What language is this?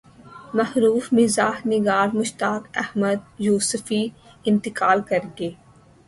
Urdu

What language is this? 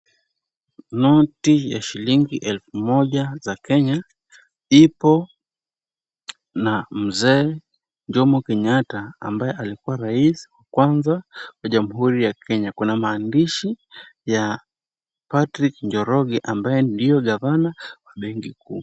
Swahili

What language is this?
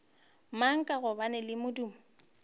Northern Sotho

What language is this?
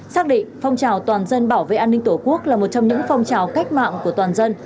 Vietnamese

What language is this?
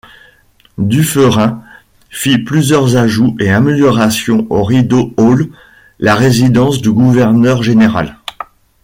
French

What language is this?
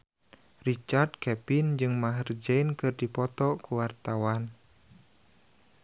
Sundanese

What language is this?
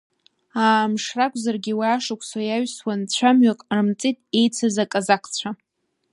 Abkhazian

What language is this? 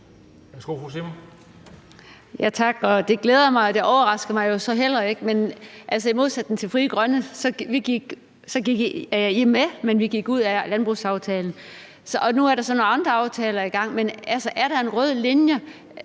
Danish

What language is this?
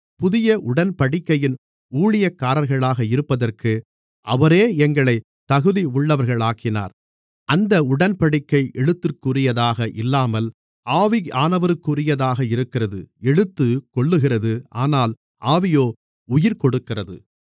Tamil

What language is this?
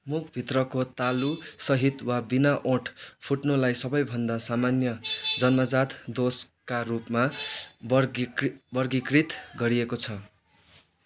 Nepali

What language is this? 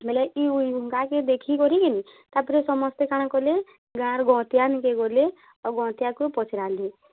Odia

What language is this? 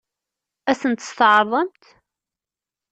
Kabyle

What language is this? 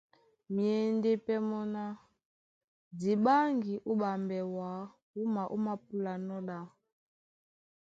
Duala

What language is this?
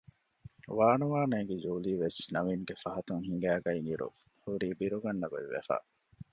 Divehi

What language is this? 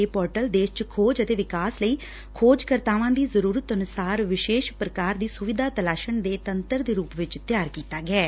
Punjabi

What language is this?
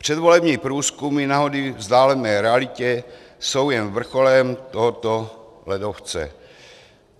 Czech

